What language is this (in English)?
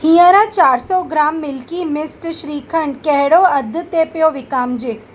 Sindhi